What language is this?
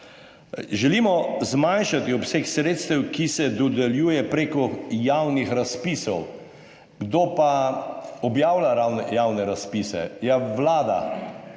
Slovenian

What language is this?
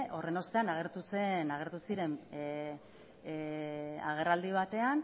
Basque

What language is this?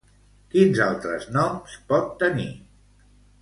Catalan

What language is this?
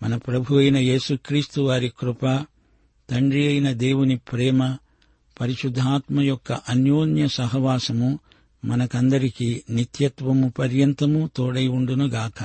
Telugu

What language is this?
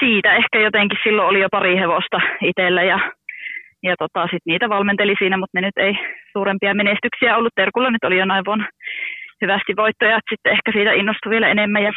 Finnish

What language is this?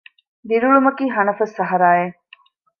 Divehi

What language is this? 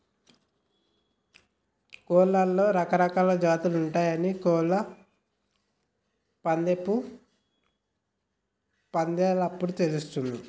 Telugu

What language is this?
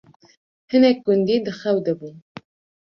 Kurdish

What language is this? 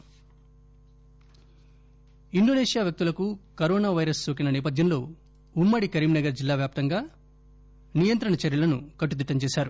Telugu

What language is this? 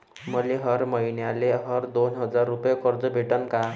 Marathi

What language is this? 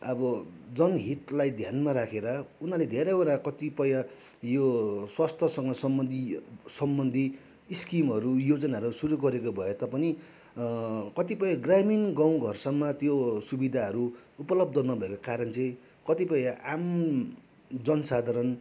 Nepali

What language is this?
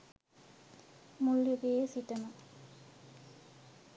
Sinhala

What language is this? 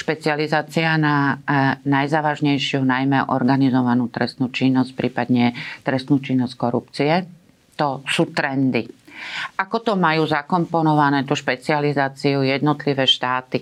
Slovak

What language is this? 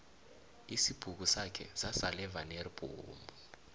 South Ndebele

